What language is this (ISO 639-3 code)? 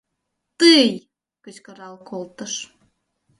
chm